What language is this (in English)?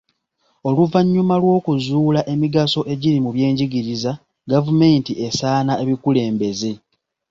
Ganda